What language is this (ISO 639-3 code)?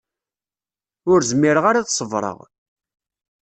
kab